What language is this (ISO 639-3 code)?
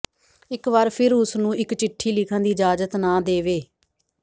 pan